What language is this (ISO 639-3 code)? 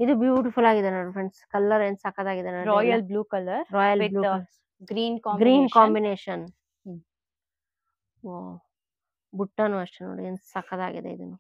kan